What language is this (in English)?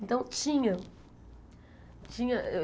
Portuguese